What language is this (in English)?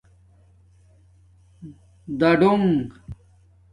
Domaaki